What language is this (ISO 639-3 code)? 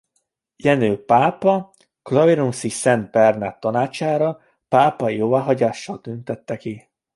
hun